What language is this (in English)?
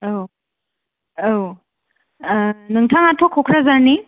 Bodo